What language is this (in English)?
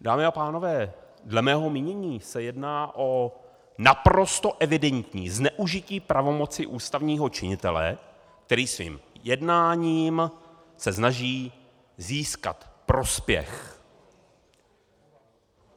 Czech